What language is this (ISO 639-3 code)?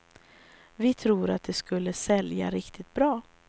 swe